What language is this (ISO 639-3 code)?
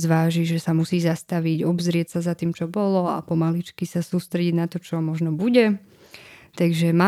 slk